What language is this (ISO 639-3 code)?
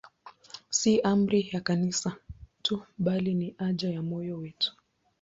swa